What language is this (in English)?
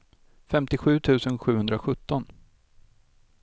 Swedish